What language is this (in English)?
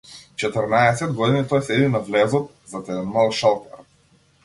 Macedonian